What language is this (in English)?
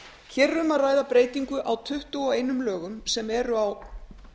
Icelandic